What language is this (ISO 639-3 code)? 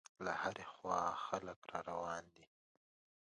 pus